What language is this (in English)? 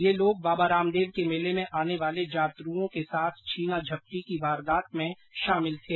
Hindi